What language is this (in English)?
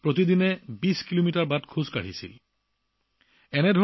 Assamese